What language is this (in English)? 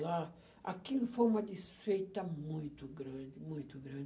Portuguese